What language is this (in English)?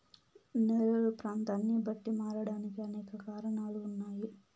Telugu